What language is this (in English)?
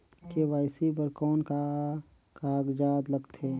Chhattisgarhi